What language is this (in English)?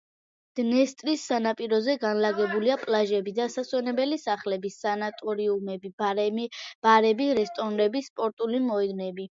Georgian